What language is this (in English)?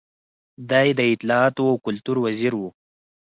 Pashto